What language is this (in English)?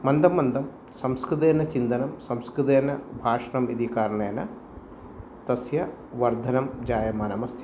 Sanskrit